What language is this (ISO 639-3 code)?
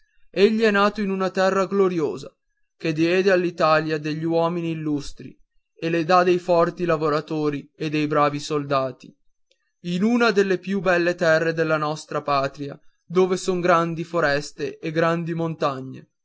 ita